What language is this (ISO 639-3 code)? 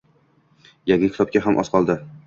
uzb